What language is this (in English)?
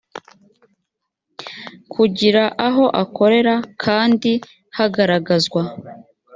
Kinyarwanda